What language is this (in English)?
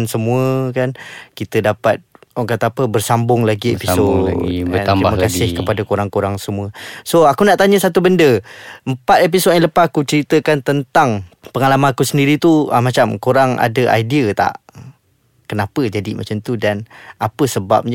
Malay